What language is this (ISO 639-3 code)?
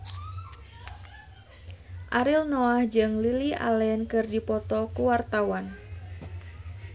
sun